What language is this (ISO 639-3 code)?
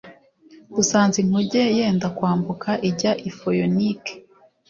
kin